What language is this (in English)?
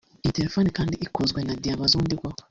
Kinyarwanda